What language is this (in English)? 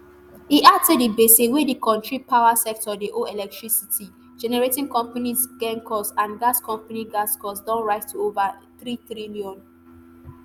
Nigerian Pidgin